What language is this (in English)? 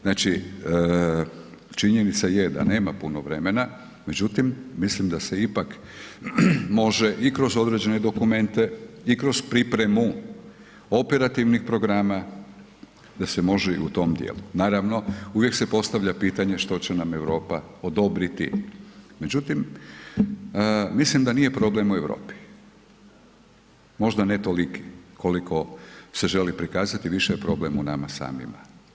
Croatian